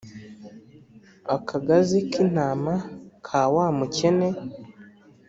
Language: Kinyarwanda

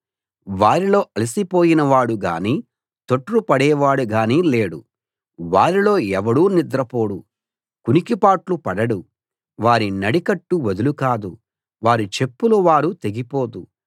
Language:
Telugu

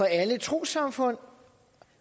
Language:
Danish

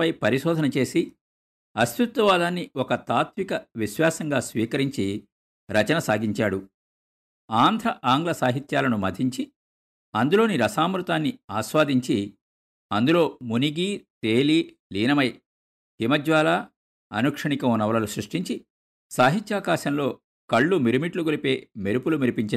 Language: Telugu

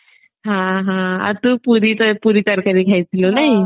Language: Odia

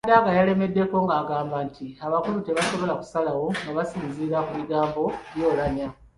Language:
Ganda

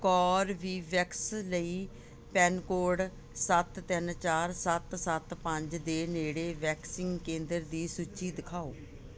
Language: Punjabi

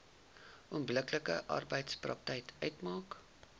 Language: Afrikaans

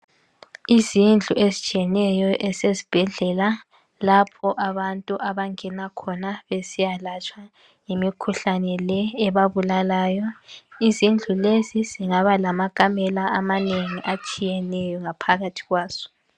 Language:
North Ndebele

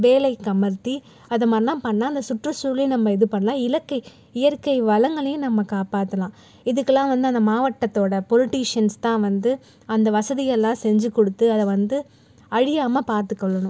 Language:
Tamil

